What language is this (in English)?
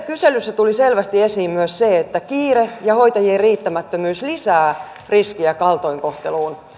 Finnish